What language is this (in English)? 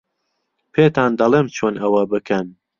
Central Kurdish